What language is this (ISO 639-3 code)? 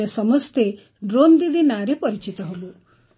ori